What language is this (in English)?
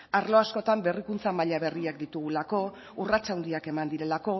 Basque